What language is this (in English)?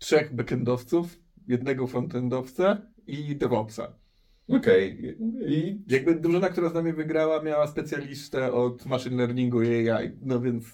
Polish